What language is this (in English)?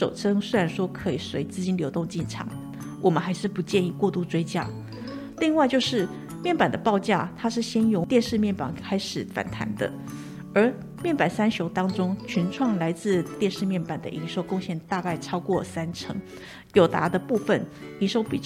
Chinese